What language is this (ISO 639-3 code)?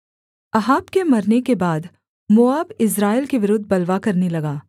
hin